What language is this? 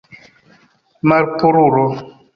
Esperanto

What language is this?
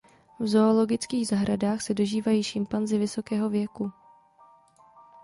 Czech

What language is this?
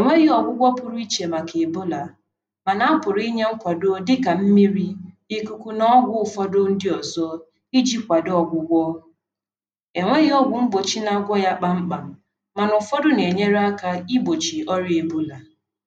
Igbo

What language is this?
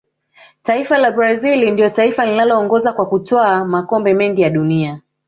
Swahili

